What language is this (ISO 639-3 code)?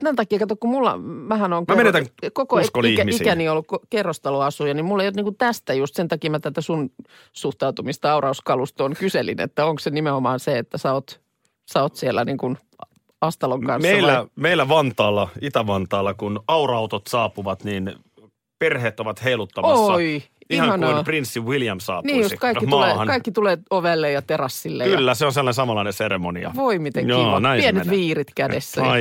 fin